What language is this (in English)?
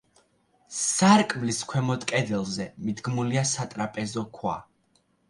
Georgian